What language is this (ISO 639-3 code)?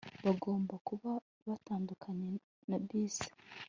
kin